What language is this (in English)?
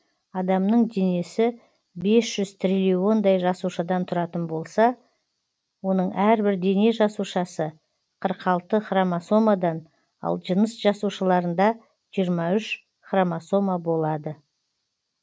Kazakh